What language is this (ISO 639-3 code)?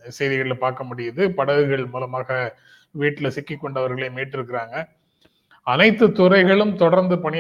tam